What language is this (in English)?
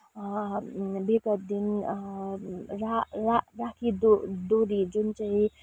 Nepali